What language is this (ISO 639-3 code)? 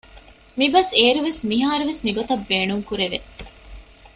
div